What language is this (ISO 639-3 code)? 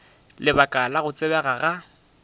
nso